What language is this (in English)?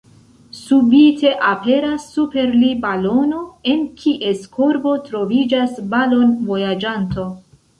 Esperanto